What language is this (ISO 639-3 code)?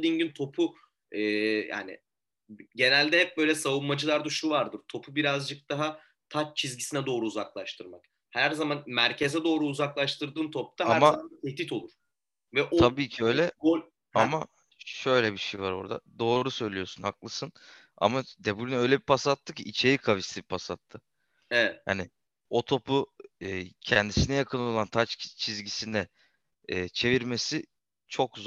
tur